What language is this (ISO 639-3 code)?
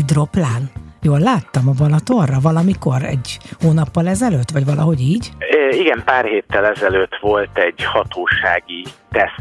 hun